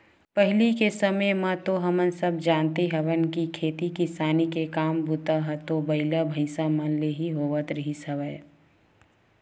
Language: Chhattisgarhi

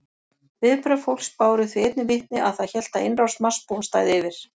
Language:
Icelandic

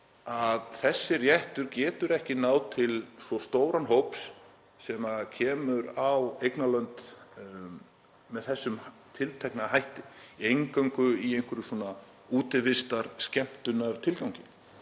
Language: Icelandic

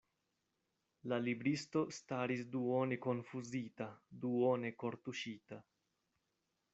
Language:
Esperanto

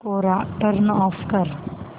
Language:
Marathi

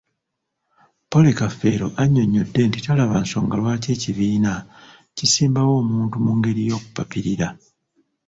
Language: Ganda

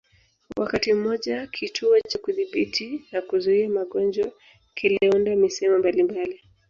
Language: Swahili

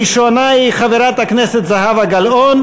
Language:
Hebrew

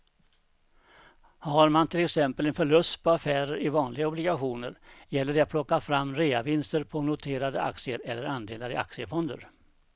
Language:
Swedish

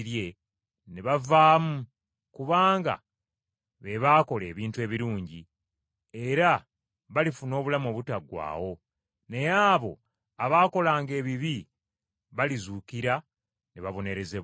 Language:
Ganda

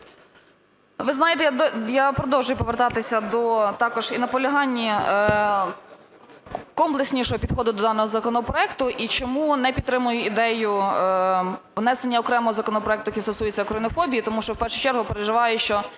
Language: Ukrainian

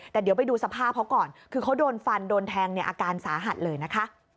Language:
Thai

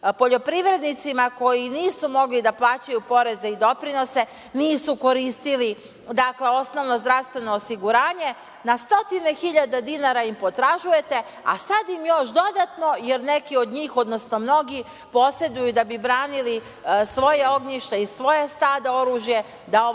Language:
Serbian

